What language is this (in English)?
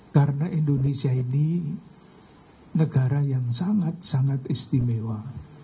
Indonesian